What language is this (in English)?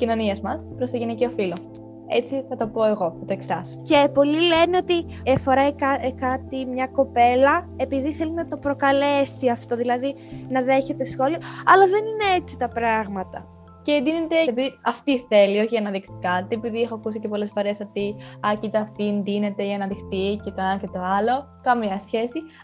Greek